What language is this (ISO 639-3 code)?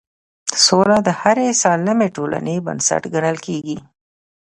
pus